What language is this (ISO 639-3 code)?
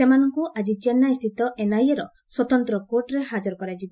ori